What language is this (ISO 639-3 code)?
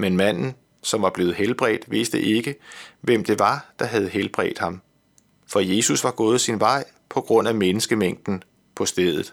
dan